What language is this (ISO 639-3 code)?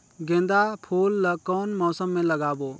hne